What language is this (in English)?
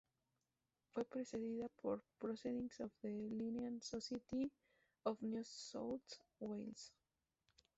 Spanish